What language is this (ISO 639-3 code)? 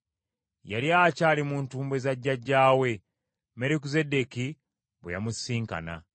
lug